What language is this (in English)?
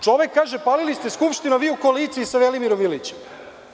Serbian